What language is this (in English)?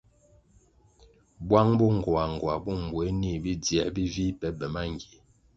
Kwasio